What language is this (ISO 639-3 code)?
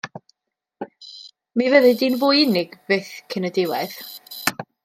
cym